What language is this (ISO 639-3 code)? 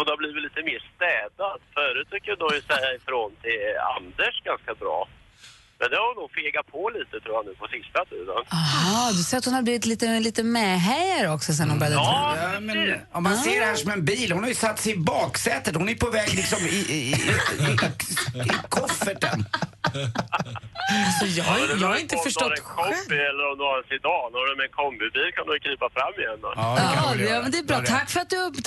swe